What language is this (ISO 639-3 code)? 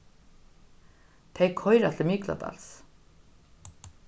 fao